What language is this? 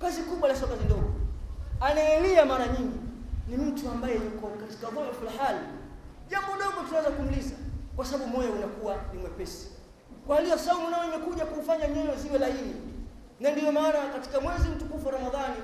Swahili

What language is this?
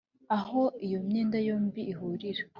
Kinyarwanda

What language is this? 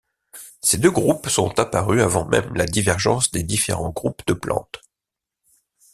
French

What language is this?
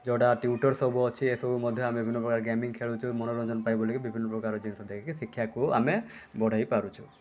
Odia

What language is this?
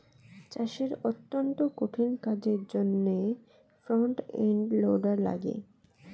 Bangla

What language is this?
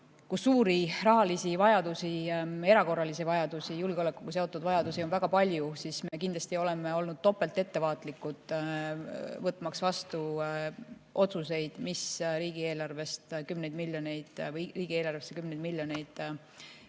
Estonian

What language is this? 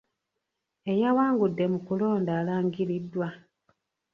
Ganda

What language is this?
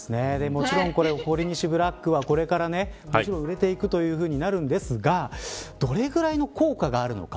Japanese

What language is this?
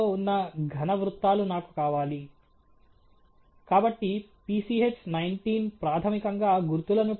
Telugu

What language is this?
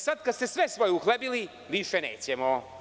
Serbian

